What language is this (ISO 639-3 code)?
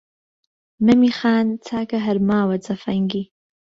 ckb